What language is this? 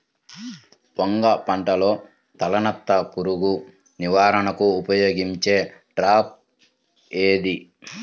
Telugu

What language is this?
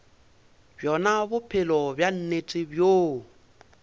Northern Sotho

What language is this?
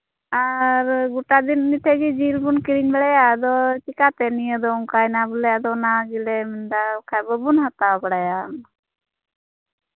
Santali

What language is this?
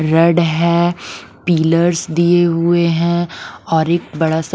Hindi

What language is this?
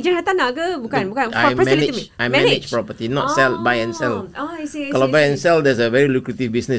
Malay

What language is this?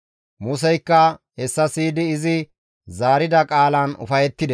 Gamo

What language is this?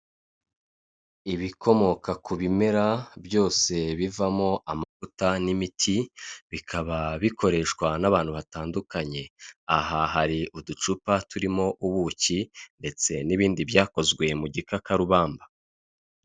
Kinyarwanda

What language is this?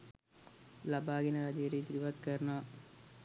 Sinhala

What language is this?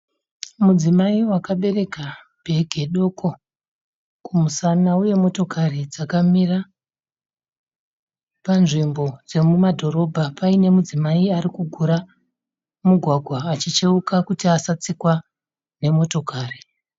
Shona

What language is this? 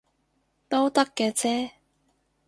Cantonese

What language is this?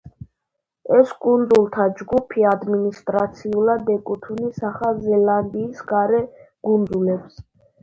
Georgian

